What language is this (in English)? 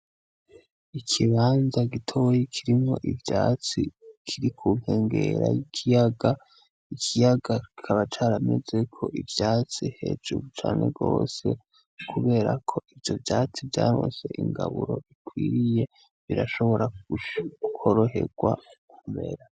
Rundi